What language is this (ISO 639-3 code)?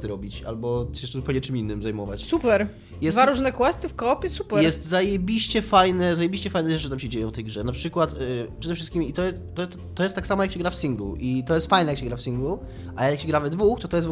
pol